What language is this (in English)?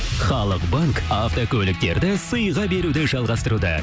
Kazakh